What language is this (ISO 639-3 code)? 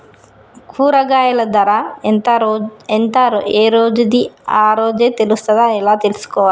tel